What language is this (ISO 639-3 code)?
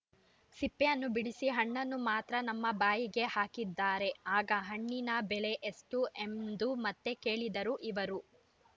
kan